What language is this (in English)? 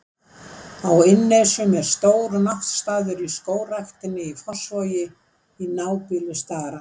Icelandic